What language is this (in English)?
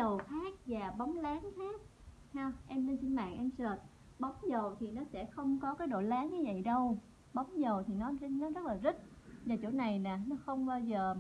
Vietnamese